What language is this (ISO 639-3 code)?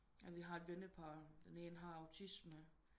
dan